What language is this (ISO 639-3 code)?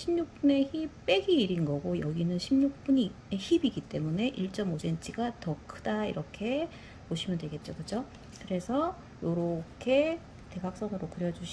kor